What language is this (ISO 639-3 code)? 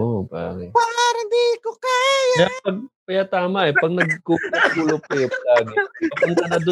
fil